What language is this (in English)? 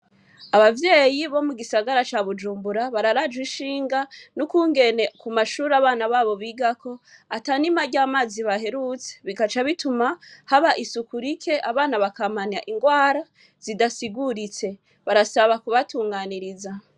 Rundi